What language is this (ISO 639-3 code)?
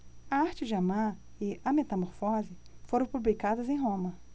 por